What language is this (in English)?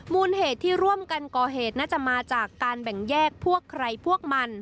Thai